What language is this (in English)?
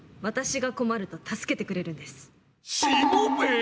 Japanese